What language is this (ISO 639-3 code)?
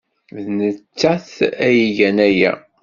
kab